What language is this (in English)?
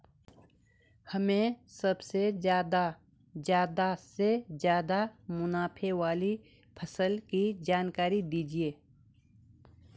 Hindi